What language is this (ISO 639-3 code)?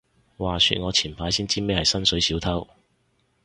yue